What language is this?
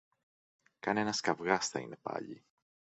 Greek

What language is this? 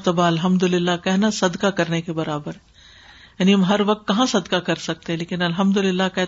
Urdu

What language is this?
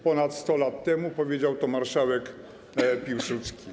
Polish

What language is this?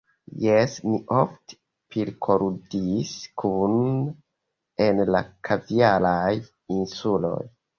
Esperanto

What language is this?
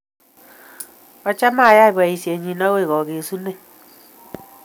Kalenjin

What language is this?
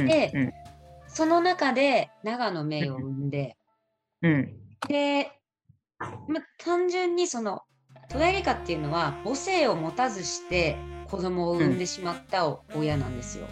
Japanese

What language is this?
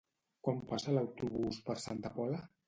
Catalan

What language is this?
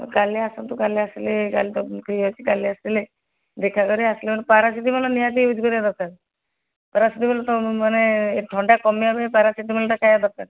Odia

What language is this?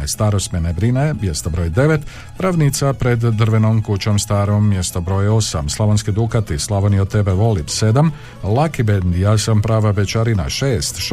Croatian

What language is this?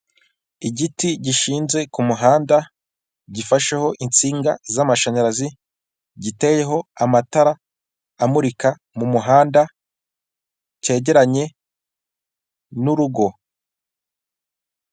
Kinyarwanda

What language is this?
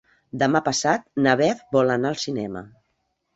Catalan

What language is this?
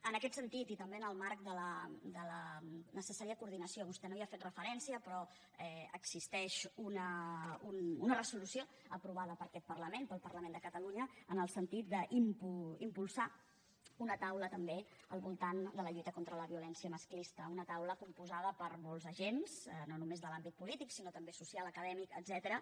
Catalan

